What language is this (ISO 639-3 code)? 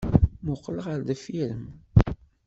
kab